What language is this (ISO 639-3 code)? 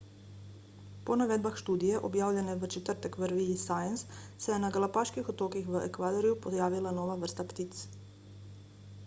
slv